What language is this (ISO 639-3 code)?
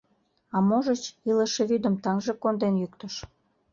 chm